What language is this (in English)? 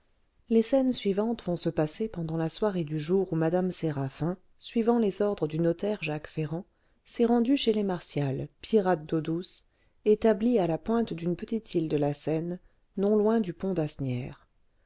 French